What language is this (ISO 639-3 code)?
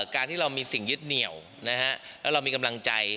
tha